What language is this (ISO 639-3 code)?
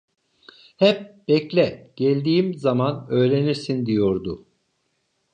tur